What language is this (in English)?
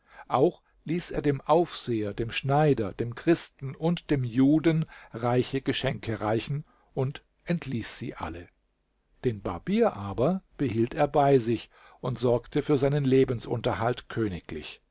German